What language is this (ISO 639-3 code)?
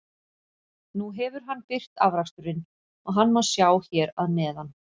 isl